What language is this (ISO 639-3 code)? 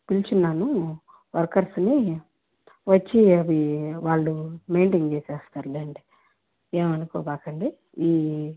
tel